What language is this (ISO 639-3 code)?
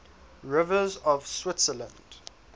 eng